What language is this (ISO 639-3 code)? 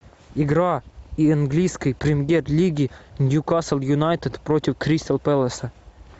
rus